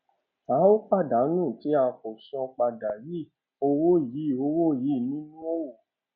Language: Yoruba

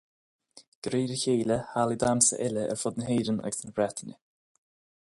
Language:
Irish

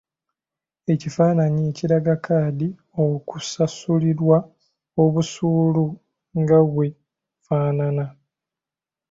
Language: Ganda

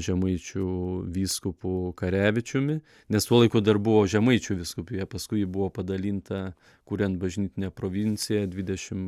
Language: Lithuanian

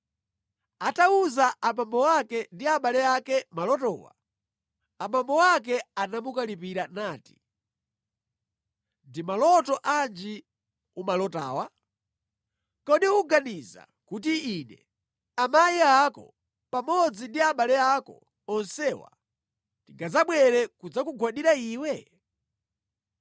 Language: Nyanja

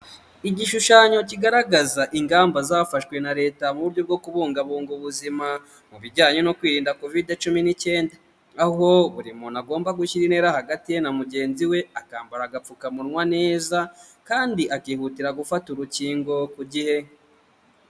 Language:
Kinyarwanda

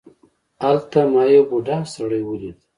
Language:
Pashto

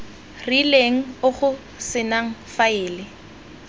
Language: Tswana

